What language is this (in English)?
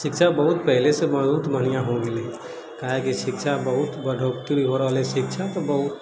Maithili